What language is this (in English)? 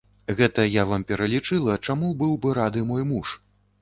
Belarusian